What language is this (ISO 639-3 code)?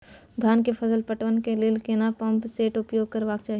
mai